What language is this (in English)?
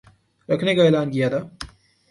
Urdu